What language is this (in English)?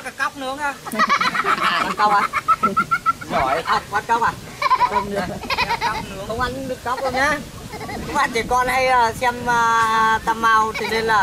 Vietnamese